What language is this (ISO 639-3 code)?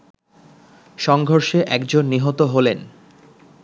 ben